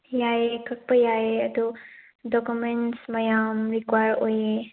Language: Manipuri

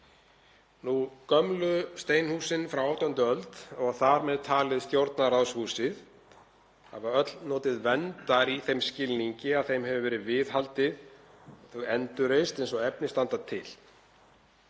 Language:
Icelandic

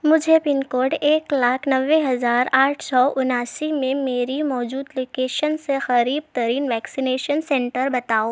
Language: Urdu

